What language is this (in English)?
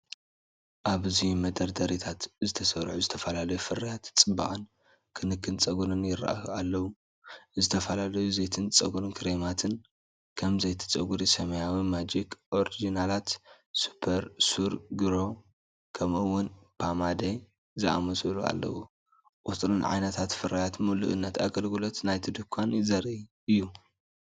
Tigrinya